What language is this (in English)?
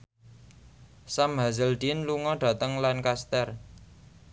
Javanese